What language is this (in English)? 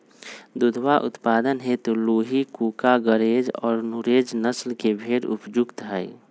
Magahi